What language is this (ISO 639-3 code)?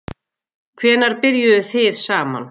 isl